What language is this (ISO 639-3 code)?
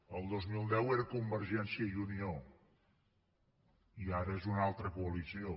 cat